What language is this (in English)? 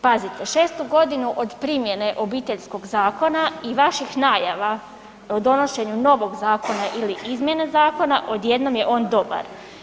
Croatian